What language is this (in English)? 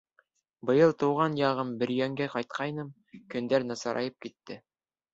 Bashkir